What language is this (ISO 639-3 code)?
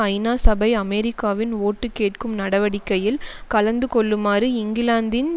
tam